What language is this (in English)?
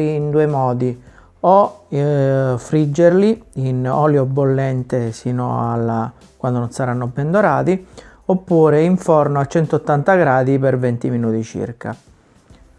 Italian